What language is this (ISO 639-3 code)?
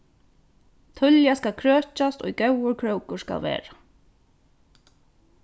fao